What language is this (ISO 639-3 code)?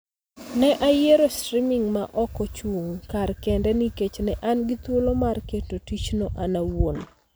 luo